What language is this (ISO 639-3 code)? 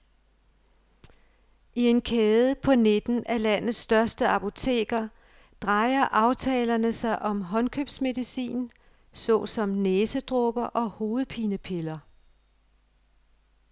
dan